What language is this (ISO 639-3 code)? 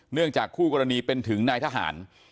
tha